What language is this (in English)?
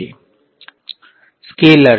Gujarati